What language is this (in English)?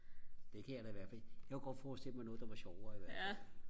Danish